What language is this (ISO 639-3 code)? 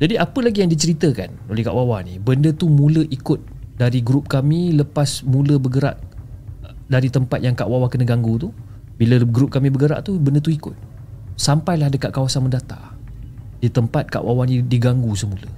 msa